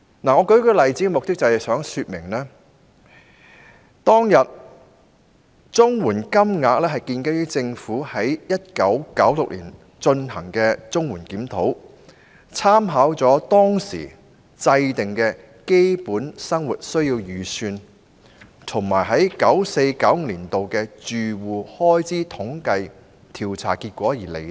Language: Cantonese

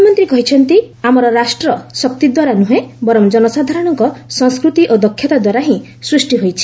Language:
Odia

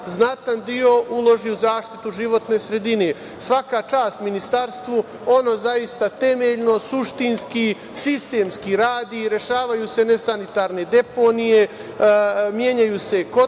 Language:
Serbian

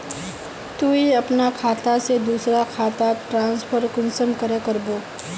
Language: Magahi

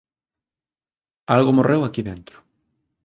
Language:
Galician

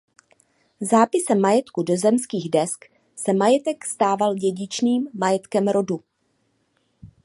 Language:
Czech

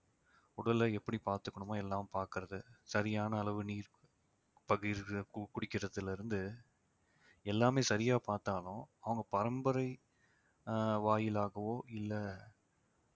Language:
Tamil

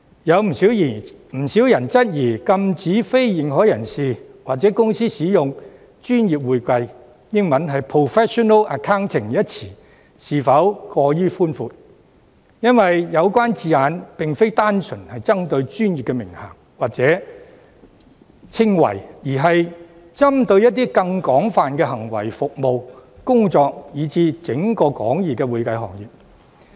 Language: Cantonese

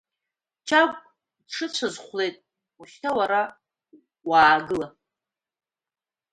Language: Abkhazian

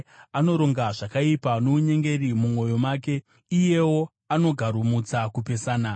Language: Shona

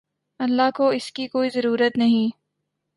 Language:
Urdu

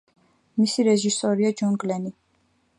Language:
Georgian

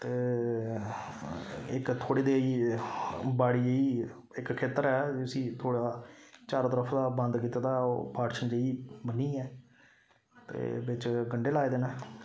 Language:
Dogri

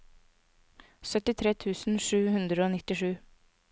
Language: Norwegian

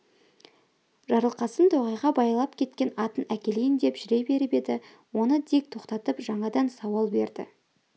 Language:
Kazakh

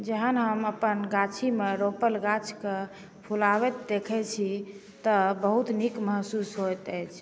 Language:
Maithili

